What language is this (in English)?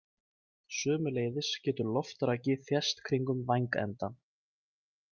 Icelandic